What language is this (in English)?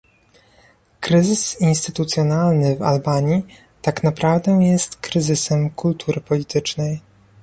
Polish